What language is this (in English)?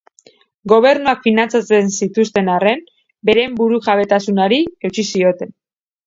Basque